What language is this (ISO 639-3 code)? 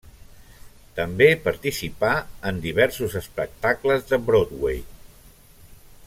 cat